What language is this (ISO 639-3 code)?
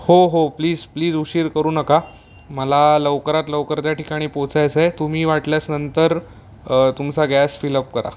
mar